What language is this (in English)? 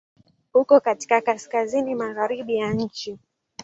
Swahili